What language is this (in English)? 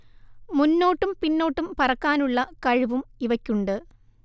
Malayalam